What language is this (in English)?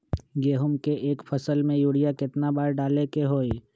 Magahi